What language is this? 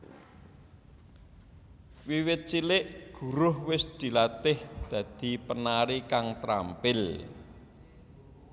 Javanese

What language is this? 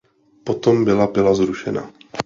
Czech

